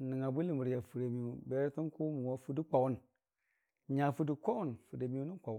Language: Dijim-Bwilim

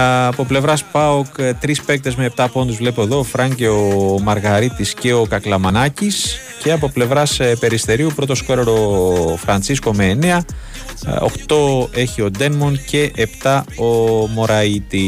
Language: Greek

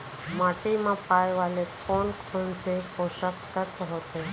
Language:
Chhattisgarhi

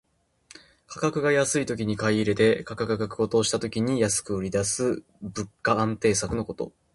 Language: Japanese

